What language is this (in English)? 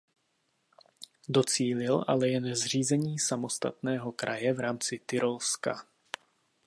Czech